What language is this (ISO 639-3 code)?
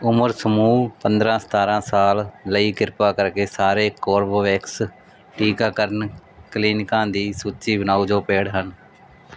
pan